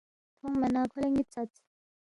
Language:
Balti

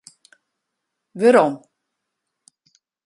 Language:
Western Frisian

